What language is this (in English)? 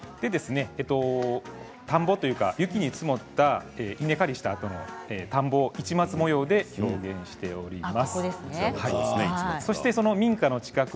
Japanese